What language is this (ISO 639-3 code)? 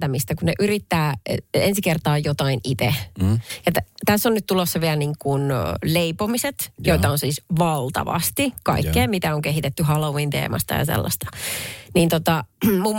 fin